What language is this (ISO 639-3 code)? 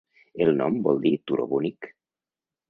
cat